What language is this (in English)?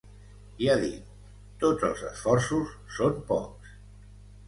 Catalan